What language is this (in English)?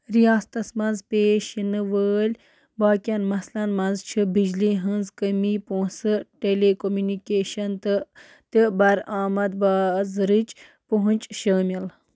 Kashmiri